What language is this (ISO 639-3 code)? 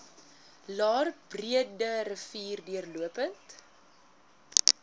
afr